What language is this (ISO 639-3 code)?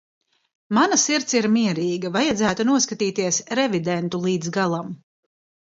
lav